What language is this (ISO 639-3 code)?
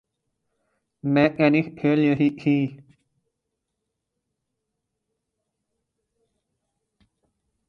urd